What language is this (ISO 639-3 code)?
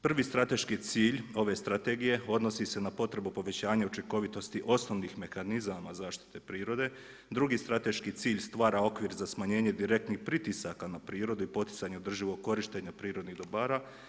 hrv